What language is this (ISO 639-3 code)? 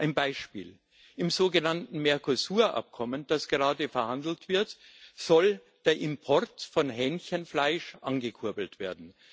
deu